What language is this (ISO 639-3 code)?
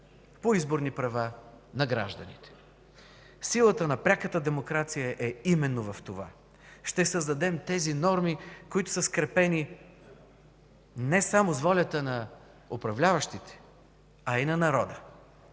bul